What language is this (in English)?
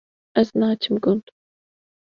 Kurdish